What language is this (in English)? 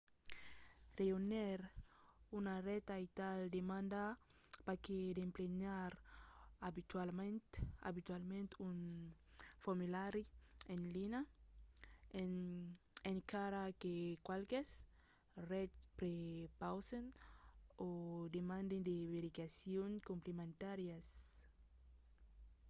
Occitan